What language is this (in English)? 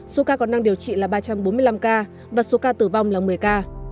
Vietnamese